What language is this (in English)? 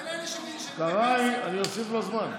Hebrew